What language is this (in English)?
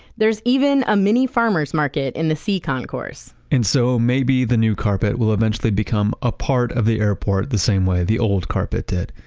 English